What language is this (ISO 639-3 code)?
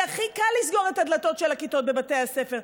heb